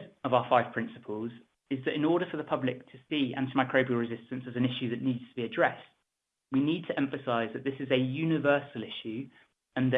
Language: English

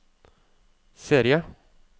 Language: Norwegian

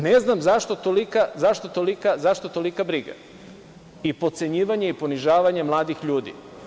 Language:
Serbian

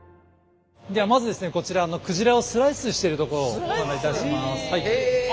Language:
Japanese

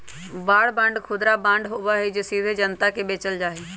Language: Magahi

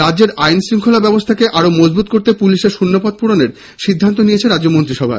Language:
Bangla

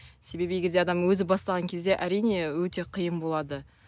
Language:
Kazakh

